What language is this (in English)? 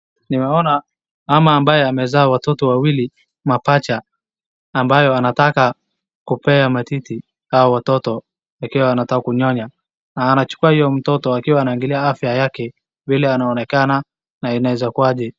Swahili